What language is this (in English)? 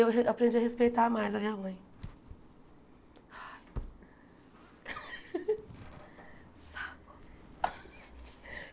Portuguese